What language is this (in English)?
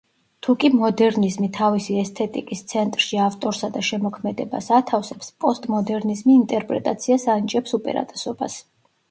Georgian